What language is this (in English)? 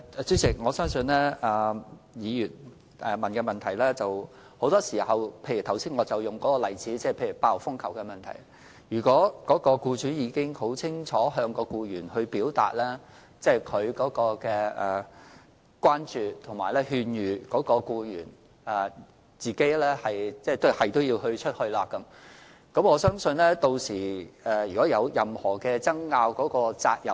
Cantonese